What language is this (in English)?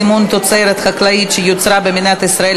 Hebrew